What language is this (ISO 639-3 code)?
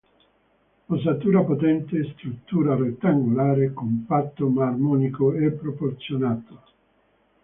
ita